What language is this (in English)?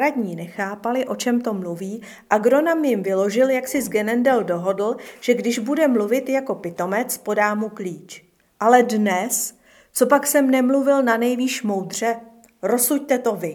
Czech